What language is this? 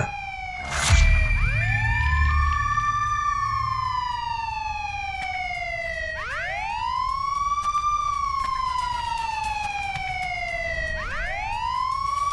Indonesian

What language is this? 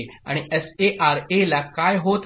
Marathi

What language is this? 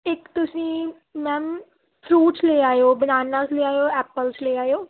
Punjabi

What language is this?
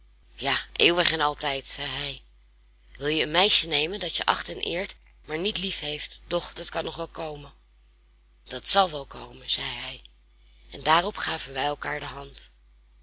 Dutch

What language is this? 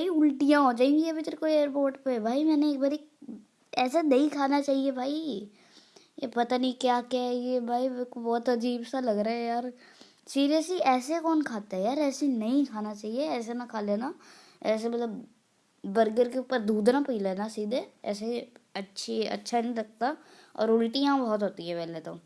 Hindi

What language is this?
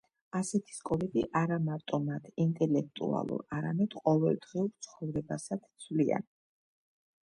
Georgian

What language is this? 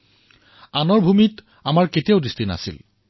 Assamese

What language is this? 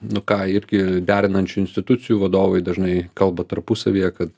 Lithuanian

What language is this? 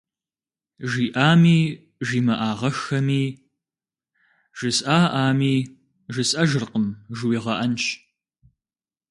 Kabardian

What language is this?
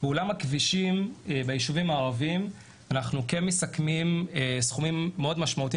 Hebrew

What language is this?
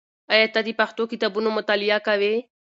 Pashto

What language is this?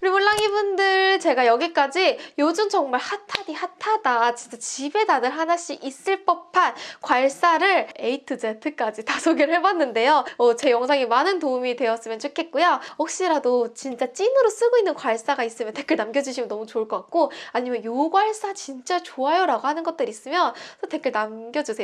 Korean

